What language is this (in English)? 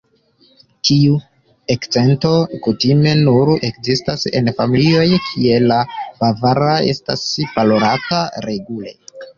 Esperanto